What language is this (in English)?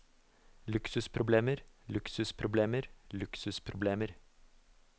Norwegian